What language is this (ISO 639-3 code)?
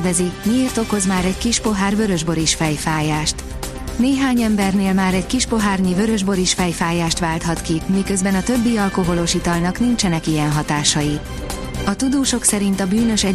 hun